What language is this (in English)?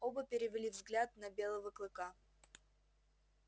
Russian